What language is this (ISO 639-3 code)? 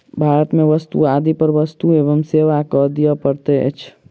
mai